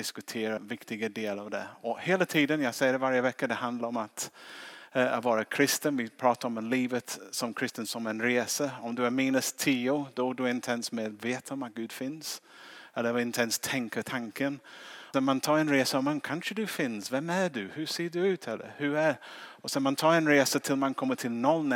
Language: Swedish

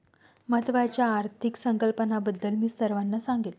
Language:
Marathi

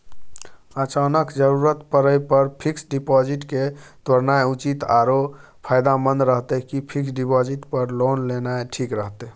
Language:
Maithili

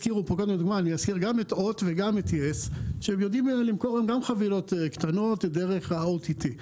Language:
Hebrew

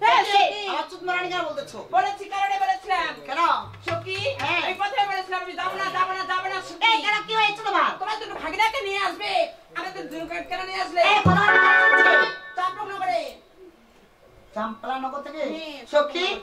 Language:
Bangla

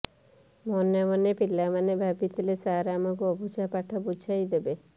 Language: Odia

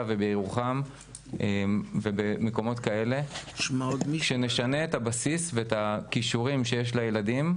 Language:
Hebrew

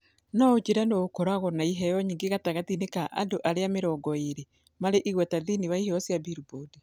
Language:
Kikuyu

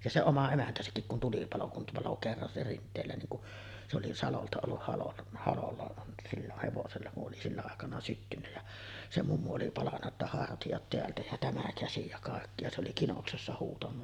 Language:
Finnish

